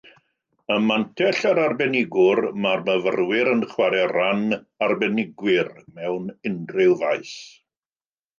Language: Welsh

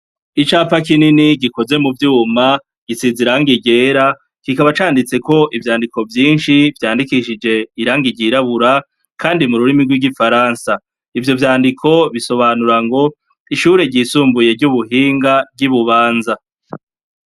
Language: Rundi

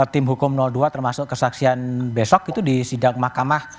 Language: Indonesian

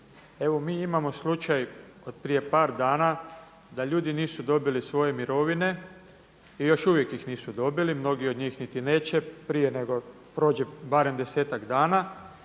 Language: Croatian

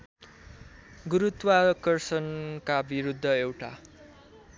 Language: Nepali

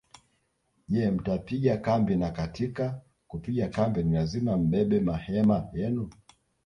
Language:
Swahili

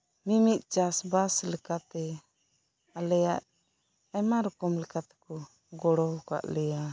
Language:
Santali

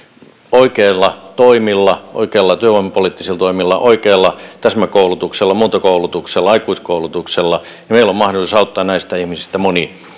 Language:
Finnish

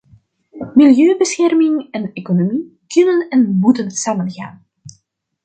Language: Dutch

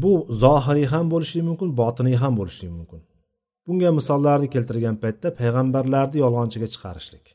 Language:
Bulgarian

